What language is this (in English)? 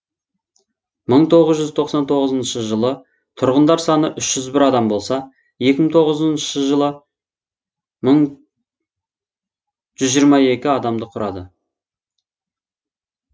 Kazakh